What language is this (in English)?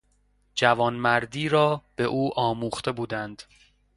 Persian